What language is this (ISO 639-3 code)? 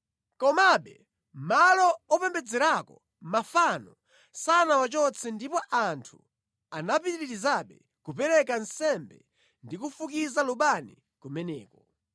nya